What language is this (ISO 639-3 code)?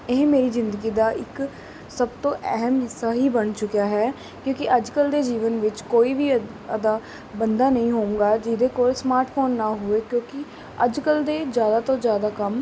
pan